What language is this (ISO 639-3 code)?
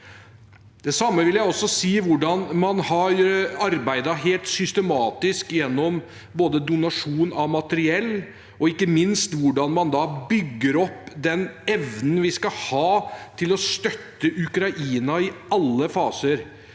nor